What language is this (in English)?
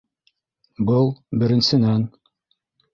Bashkir